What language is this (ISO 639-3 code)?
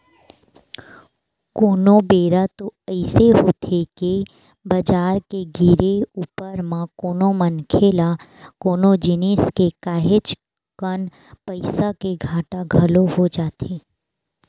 hne